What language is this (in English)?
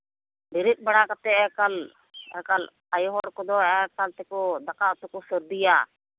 Santali